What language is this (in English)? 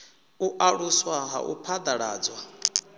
Venda